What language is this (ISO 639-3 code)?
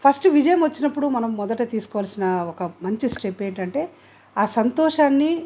tel